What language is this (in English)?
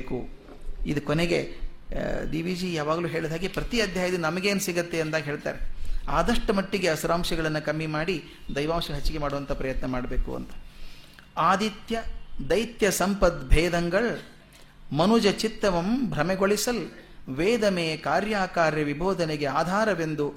Kannada